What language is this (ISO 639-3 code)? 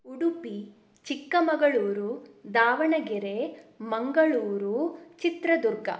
kan